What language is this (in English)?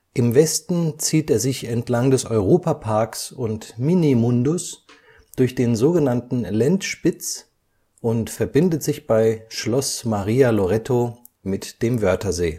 German